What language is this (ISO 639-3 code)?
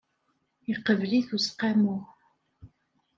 kab